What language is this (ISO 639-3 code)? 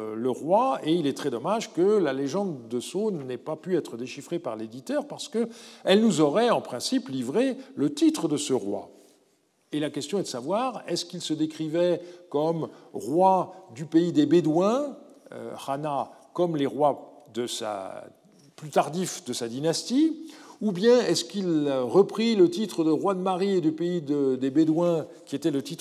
fra